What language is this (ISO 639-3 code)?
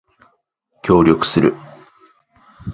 jpn